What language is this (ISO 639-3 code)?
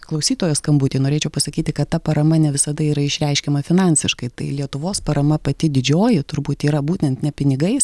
lit